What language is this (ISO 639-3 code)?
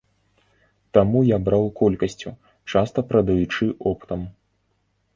bel